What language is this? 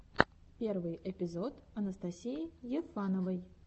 Russian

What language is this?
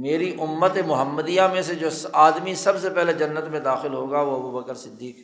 Urdu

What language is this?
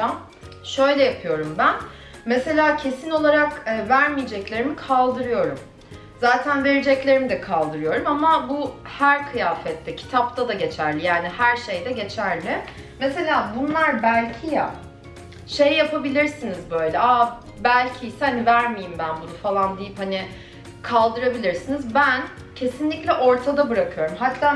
Turkish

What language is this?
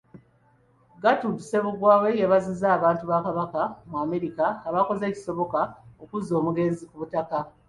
Ganda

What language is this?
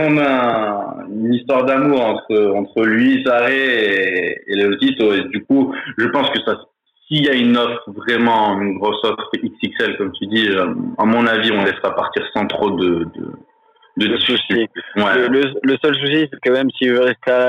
French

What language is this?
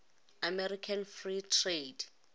Northern Sotho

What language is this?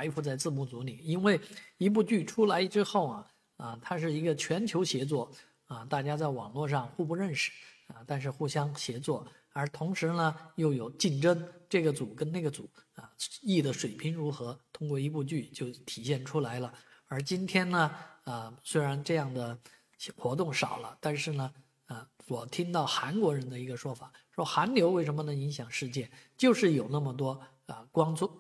Chinese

